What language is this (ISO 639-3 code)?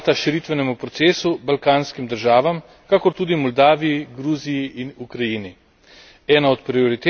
slv